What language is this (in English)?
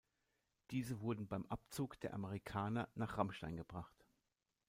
German